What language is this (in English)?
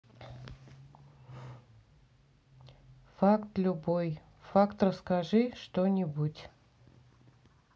Russian